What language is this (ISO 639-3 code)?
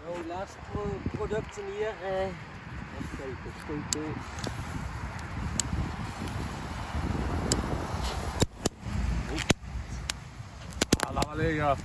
nld